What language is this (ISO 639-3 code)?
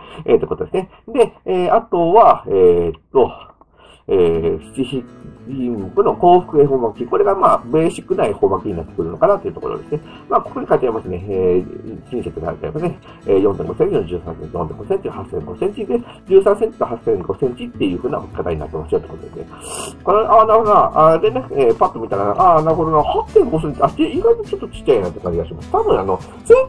jpn